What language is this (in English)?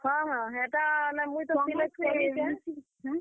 Odia